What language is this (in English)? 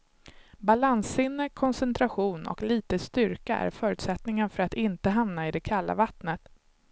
Swedish